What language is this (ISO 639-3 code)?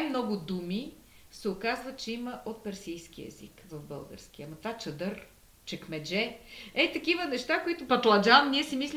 bul